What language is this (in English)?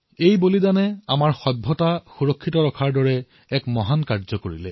Assamese